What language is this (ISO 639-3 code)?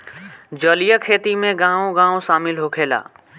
bho